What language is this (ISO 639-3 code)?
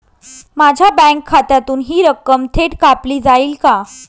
mar